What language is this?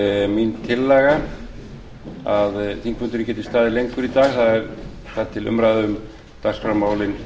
Icelandic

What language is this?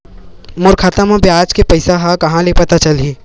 Chhattisgarhi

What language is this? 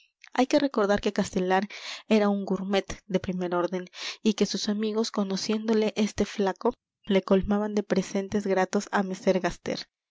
Spanish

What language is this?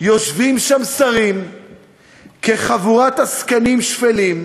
Hebrew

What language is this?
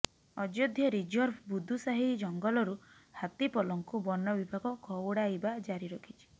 Odia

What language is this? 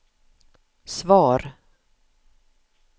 Swedish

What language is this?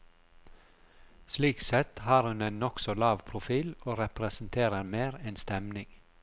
Norwegian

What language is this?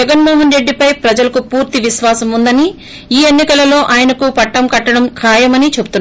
Telugu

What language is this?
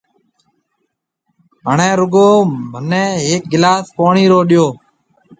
Marwari (Pakistan)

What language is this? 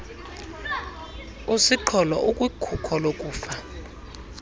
Xhosa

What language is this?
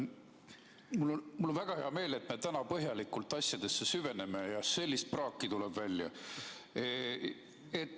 Estonian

